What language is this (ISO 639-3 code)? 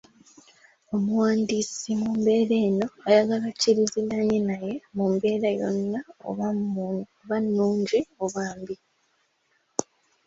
lug